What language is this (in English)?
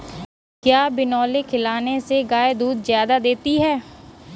Hindi